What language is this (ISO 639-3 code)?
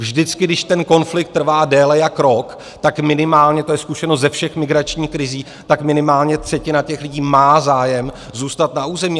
ces